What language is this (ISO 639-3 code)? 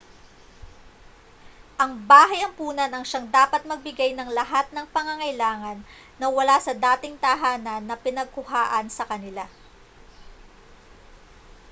fil